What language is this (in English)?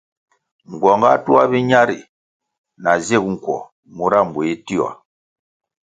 Kwasio